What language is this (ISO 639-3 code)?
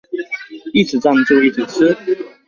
zho